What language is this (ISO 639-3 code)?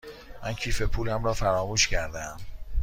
fas